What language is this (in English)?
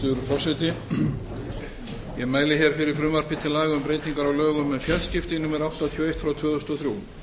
Icelandic